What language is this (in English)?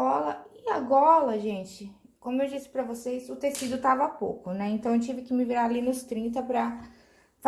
Portuguese